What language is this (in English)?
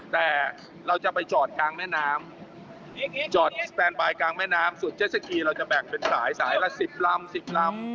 Thai